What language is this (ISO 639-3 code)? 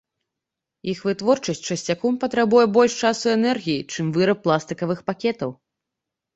bel